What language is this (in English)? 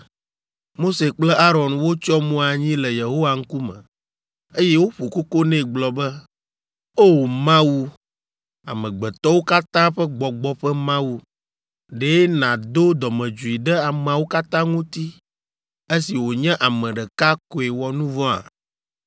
Ewe